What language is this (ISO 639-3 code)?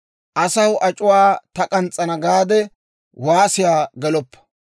dwr